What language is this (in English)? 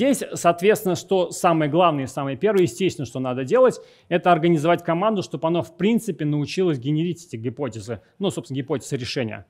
Russian